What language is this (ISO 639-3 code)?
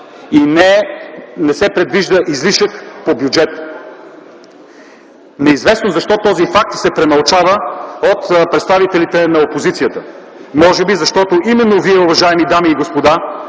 bul